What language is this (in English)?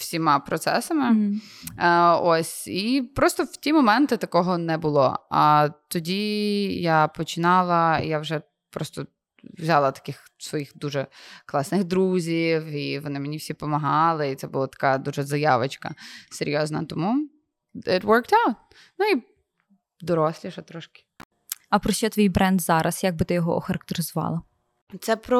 Ukrainian